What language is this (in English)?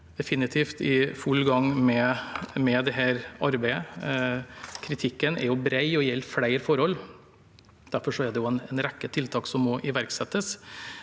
Norwegian